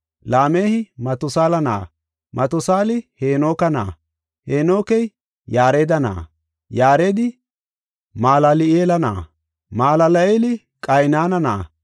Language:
Gofa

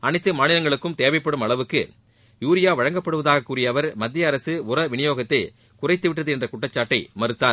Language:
Tamil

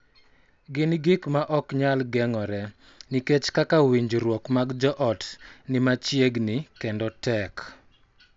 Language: Luo (Kenya and Tanzania)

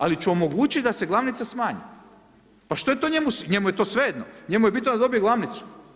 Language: Croatian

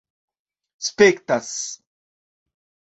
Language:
Esperanto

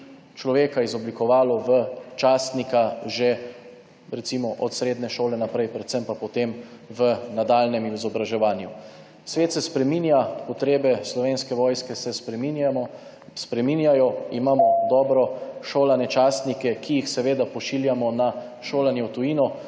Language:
Slovenian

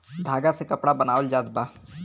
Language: Bhojpuri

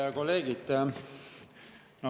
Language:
Estonian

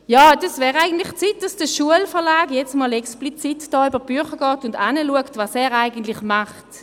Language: Swiss German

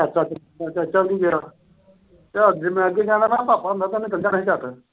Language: Punjabi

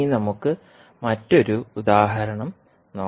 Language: Malayalam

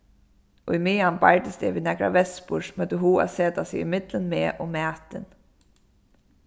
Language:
Faroese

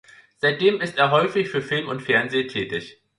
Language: German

